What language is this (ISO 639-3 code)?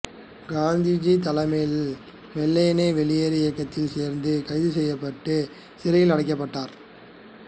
tam